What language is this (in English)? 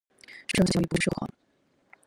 Chinese